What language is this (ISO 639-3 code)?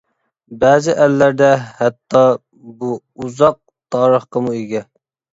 uig